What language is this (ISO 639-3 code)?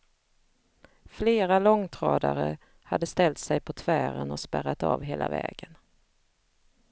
swe